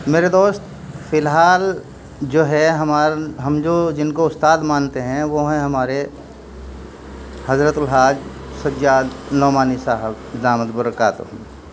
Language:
Urdu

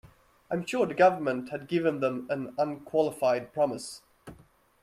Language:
English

